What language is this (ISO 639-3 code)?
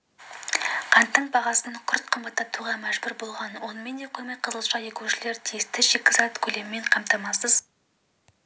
kaz